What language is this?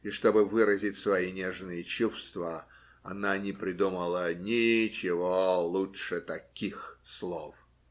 Russian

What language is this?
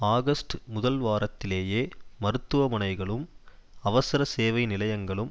Tamil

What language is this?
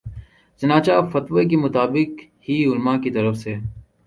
Urdu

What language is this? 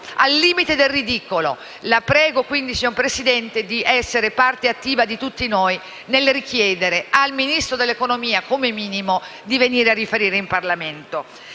Italian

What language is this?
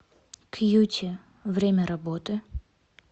Russian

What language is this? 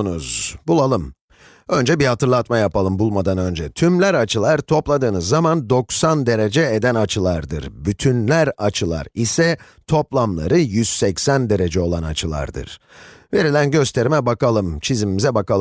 Turkish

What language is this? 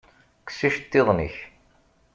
Kabyle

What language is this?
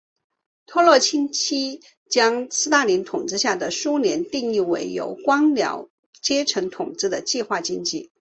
Chinese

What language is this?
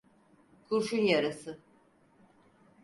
Turkish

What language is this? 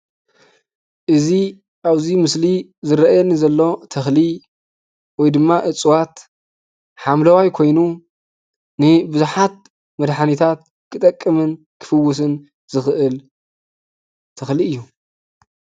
Tigrinya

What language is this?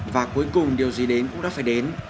Vietnamese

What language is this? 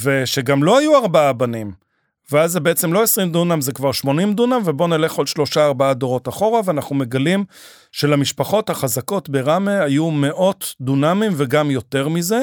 Hebrew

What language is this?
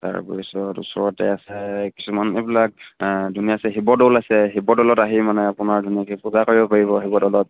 Assamese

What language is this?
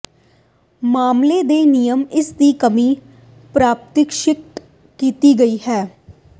Punjabi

